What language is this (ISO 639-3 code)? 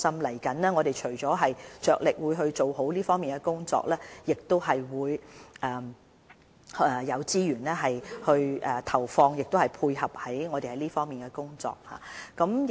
yue